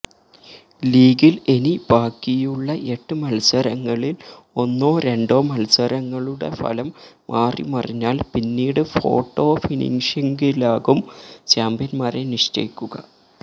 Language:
Malayalam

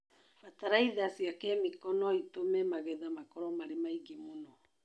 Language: Kikuyu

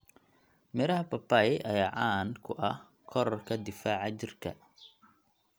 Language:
Somali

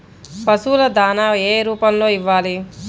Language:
Telugu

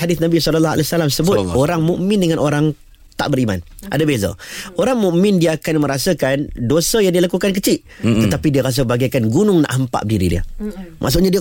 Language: Malay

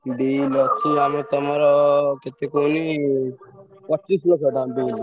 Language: Odia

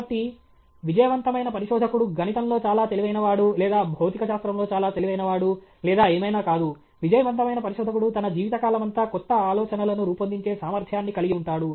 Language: Telugu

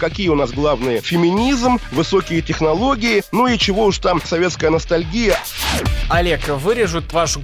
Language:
Russian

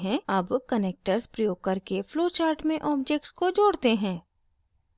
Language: Hindi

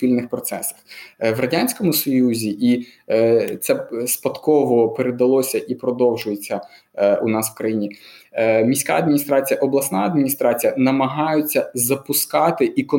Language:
Ukrainian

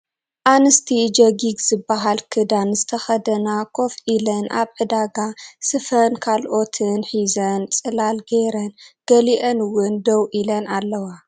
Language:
Tigrinya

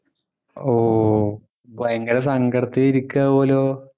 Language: Malayalam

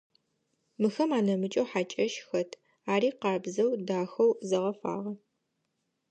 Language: Adyghe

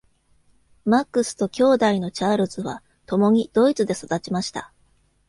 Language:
Japanese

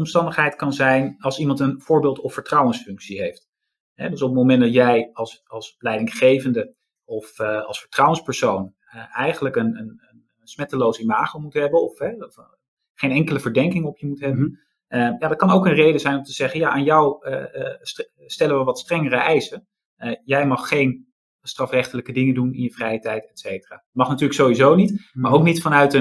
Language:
Dutch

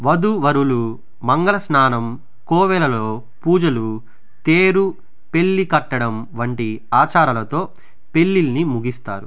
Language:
Telugu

